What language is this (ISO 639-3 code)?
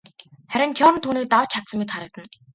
mon